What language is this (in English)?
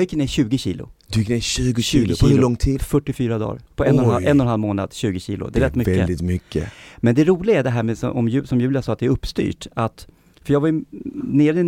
Swedish